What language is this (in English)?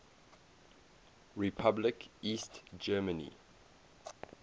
English